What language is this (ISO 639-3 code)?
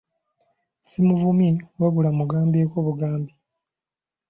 lug